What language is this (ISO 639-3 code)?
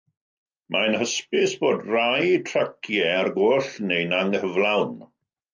cym